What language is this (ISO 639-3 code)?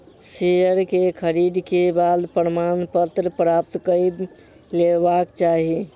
mai